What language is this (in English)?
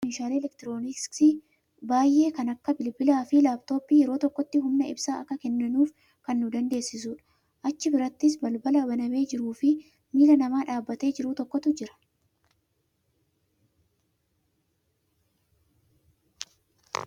Oromo